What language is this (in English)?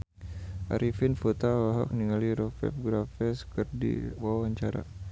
Sundanese